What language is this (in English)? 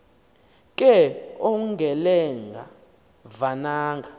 Xhosa